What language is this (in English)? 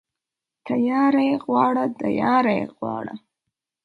Pashto